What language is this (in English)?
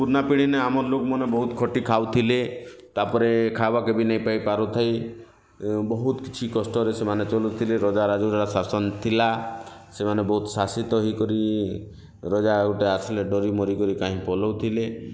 Odia